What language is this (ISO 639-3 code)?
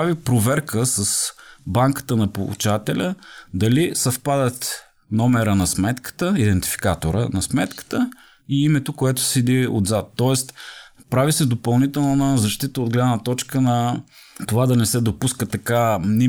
bul